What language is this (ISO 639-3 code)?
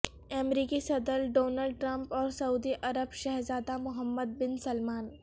urd